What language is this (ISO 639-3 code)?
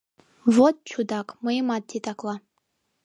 chm